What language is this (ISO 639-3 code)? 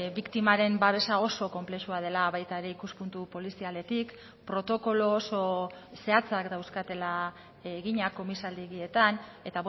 eus